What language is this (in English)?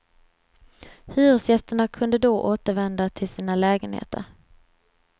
Swedish